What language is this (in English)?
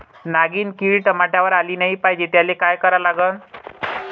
Marathi